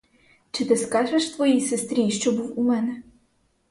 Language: Ukrainian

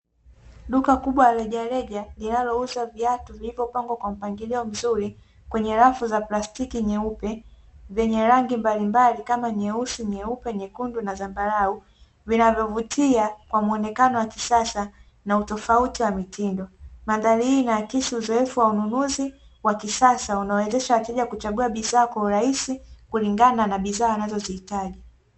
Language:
Swahili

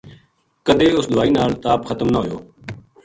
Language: Gujari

